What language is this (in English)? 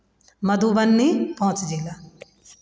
Maithili